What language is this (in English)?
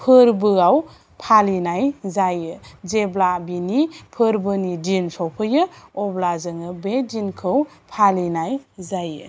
Bodo